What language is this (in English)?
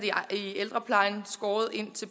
Danish